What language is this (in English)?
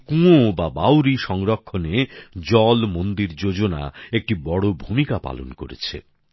Bangla